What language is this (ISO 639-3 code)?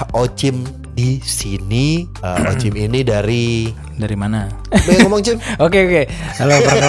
ind